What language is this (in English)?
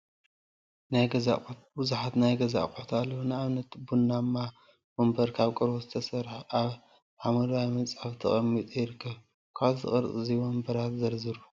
Tigrinya